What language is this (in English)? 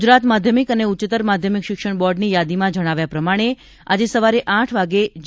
Gujarati